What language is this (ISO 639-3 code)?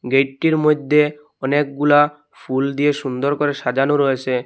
ben